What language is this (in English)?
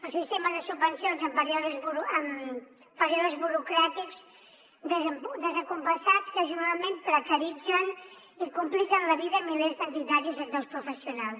Catalan